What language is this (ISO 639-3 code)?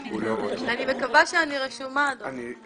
heb